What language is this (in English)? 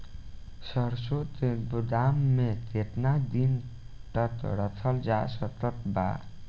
Bhojpuri